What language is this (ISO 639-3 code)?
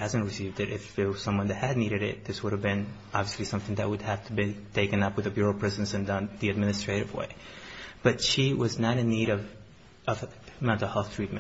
eng